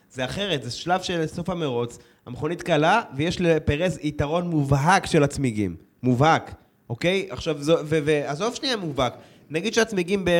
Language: Hebrew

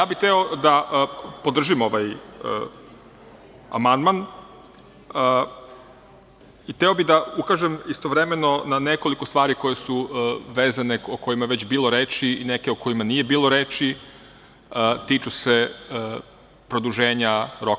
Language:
Serbian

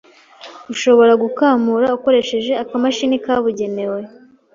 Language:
Kinyarwanda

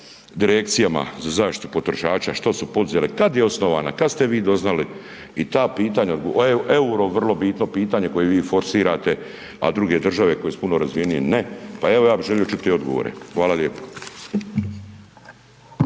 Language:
Croatian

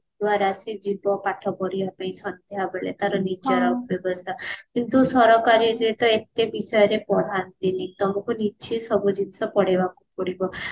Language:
Odia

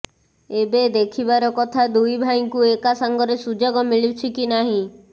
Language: Odia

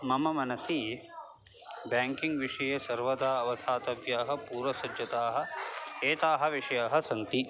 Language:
Sanskrit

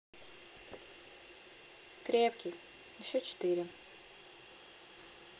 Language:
Russian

